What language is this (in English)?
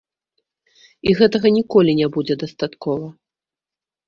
Belarusian